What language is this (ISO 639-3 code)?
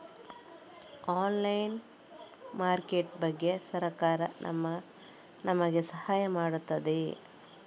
kan